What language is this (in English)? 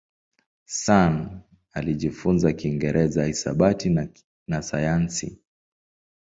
Swahili